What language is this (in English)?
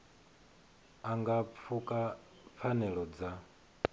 Venda